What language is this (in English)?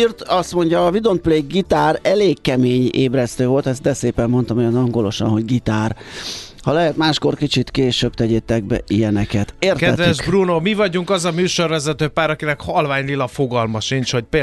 Hungarian